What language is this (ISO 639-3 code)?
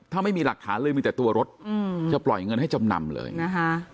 tha